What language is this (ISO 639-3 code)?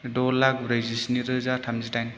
brx